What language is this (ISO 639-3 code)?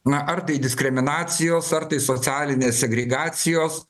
lit